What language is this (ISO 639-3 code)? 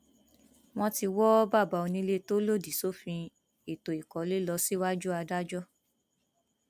yor